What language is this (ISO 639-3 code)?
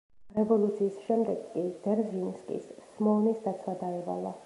kat